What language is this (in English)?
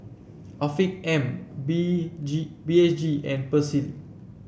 English